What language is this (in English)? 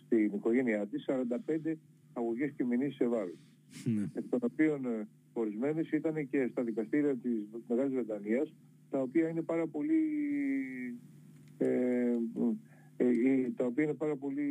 Greek